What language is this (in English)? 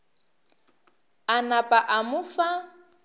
Northern Sotho